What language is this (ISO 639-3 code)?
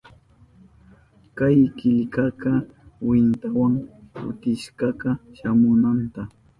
qup